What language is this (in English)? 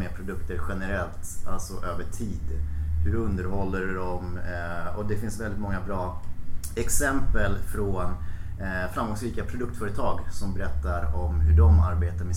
Swedish